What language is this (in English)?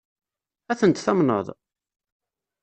Kabyle